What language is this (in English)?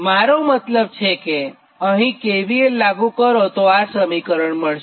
Gujarati